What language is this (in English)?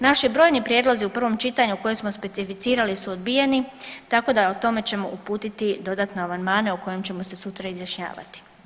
Croatian